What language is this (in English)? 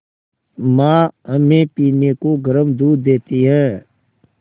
Hindi